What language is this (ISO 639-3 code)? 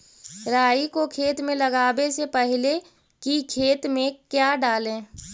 mag